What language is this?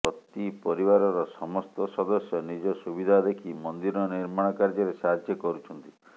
Odia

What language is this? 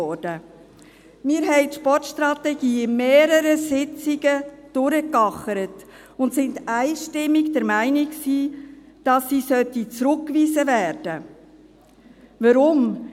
Swiss German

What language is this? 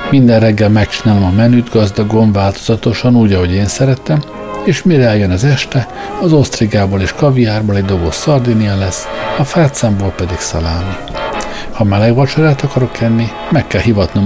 Hungarian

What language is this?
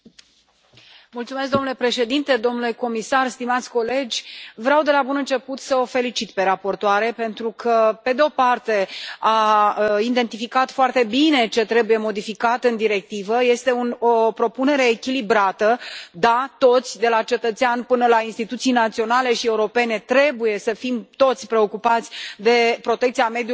Romanian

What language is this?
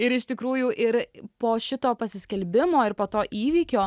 Lithuanian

